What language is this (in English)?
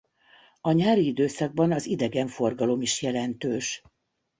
Hungarian